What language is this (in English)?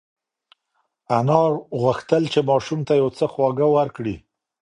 Pashto